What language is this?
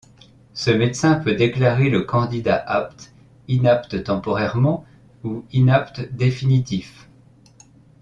French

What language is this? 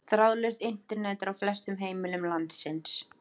Icelandic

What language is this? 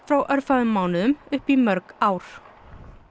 Icelandic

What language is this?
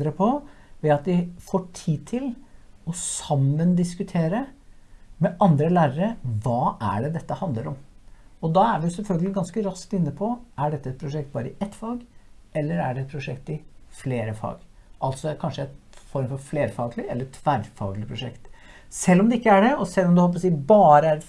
Norwegian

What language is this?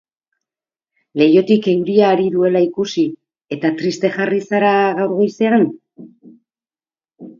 Basque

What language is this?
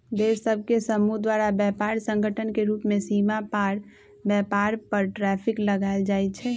Magahi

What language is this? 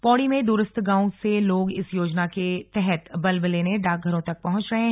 Hindi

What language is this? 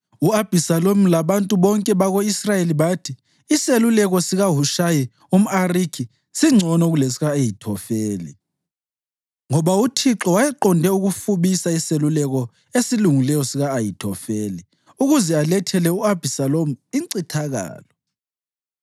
North Ndebele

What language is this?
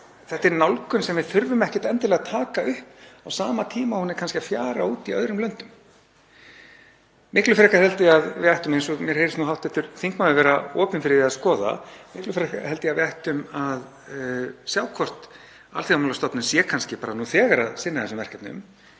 Icelandic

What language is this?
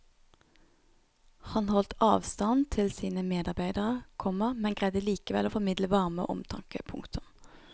Norwegian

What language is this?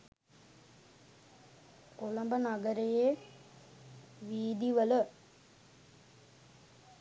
Sinhala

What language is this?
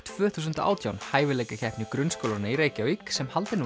Icelandic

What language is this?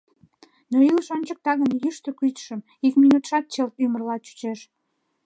Mari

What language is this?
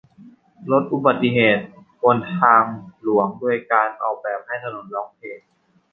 Thai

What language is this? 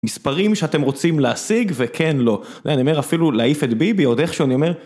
Hebrew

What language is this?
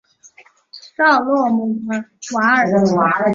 Chinese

